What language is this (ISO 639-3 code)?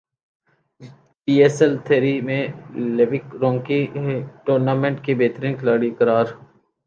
urd